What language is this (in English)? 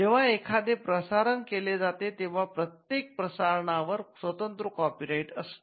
Marathi